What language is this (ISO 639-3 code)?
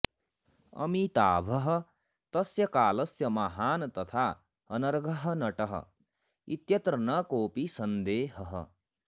san